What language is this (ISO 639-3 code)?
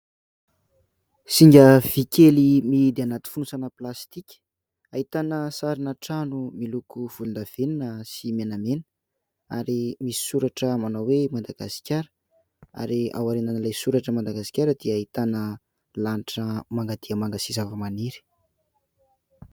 mlg